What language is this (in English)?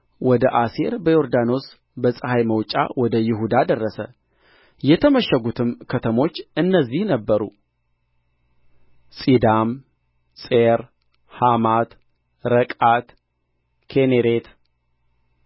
Amharic